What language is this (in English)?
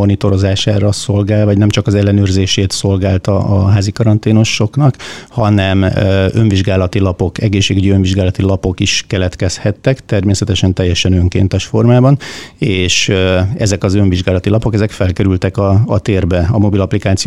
Hungarian